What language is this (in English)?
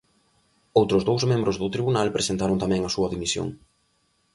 Galician